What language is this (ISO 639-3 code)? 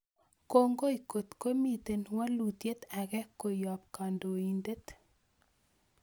kln